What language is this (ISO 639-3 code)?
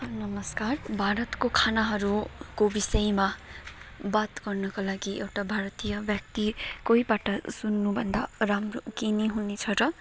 nep